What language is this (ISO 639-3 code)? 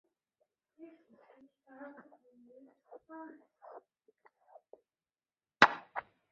zho